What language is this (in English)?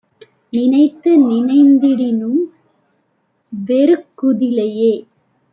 Tamil